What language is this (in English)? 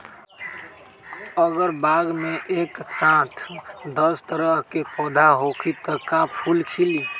Magahi